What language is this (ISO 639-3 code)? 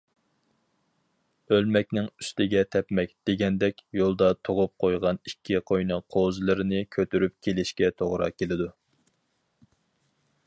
uig